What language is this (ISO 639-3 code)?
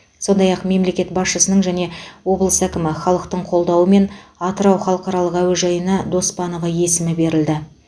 kaz